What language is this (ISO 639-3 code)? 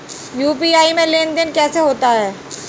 hin